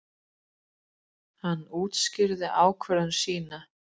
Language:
Icelandic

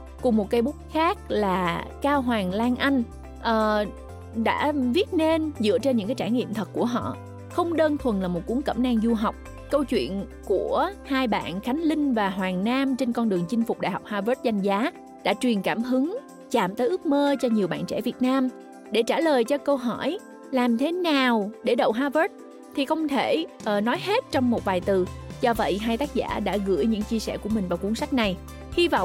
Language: Vietnamese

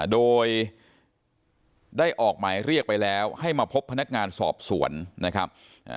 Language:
Thai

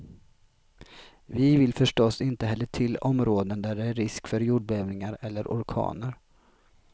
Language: Swedish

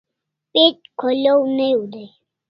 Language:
Kalasha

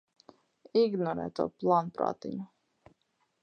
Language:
Latvian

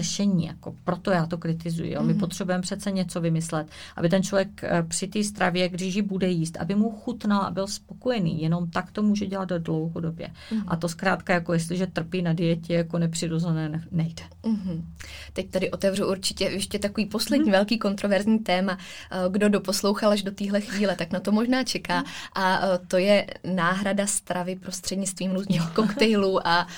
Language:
Czech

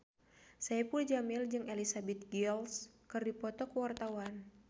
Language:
Sundanese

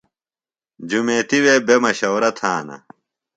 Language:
Phalura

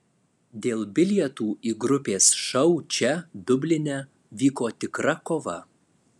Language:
Lithuanian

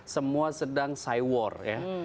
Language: Indonesian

